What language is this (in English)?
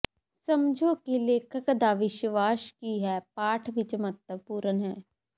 Punjabi